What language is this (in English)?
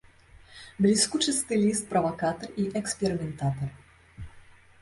Belarusian